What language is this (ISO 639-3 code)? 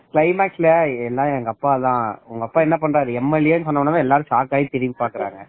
tam